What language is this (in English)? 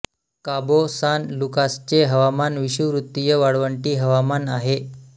Marathi